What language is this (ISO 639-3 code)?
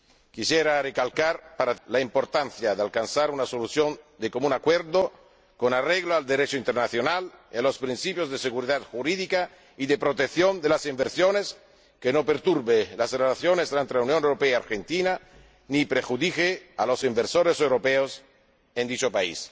spa